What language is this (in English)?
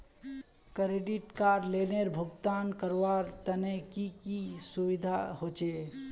Magahi